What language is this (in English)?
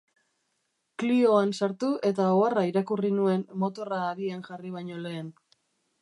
Basque